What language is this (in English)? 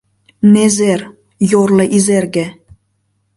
Mari